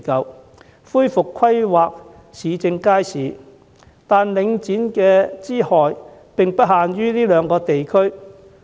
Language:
Cantonese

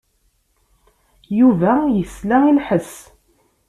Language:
Kabyle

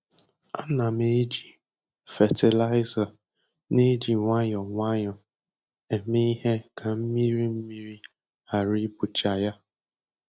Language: Igbo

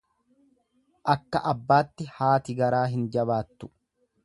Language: Oromo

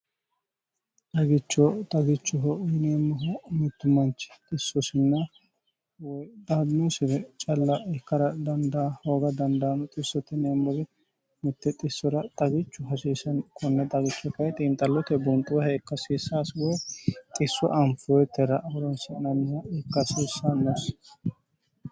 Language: Sidamo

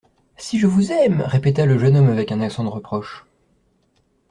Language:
French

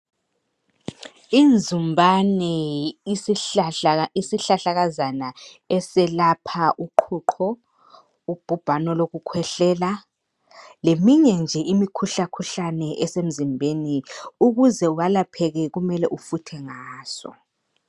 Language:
North Ndebele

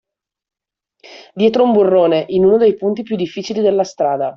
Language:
Italian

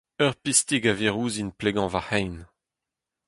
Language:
Breton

